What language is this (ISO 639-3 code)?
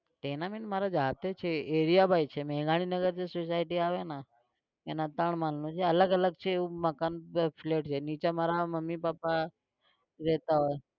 guj